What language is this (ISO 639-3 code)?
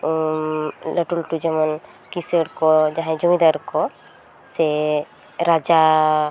sat